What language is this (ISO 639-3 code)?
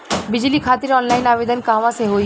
bho